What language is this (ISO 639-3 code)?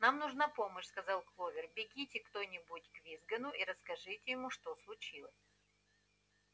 rus